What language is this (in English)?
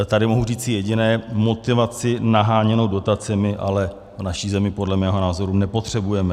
Czech